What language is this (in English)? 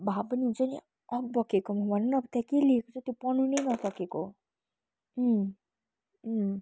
Nepali